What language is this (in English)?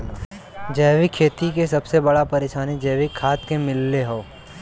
Bhojpuri